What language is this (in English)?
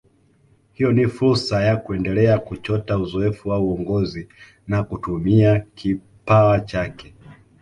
Swahili